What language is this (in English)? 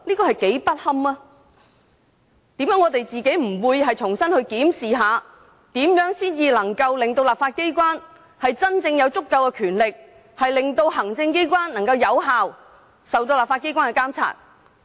Cantonese